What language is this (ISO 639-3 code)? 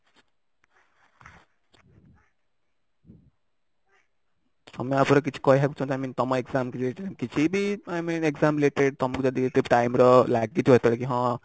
ori